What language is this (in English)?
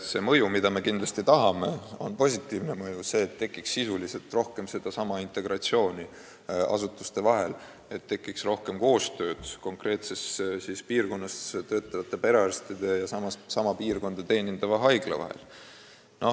Estonian